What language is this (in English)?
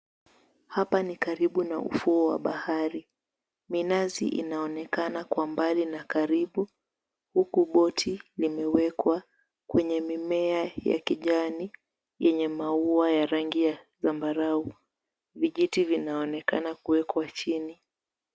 Swahili